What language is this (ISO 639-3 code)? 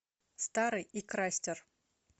rus